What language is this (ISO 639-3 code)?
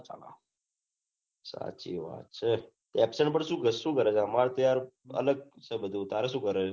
guj